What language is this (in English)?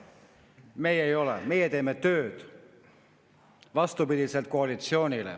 Estonian